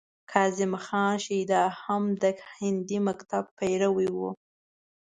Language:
Pashto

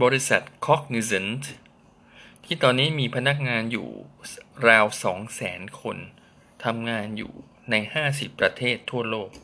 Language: Thai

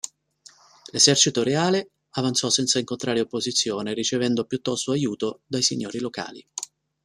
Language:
Italian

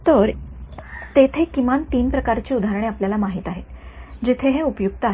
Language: Marathi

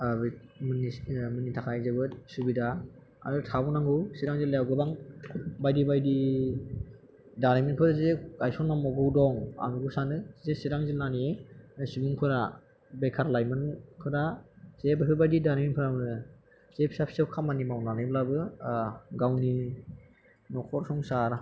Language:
Bodo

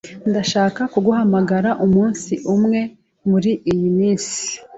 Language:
Kinyarwanda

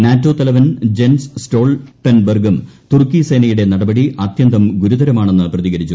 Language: Malayalam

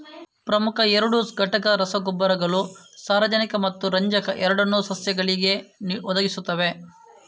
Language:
Kannada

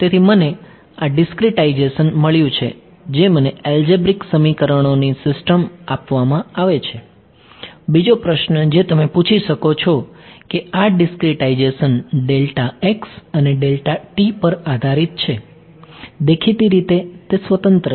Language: Gujarati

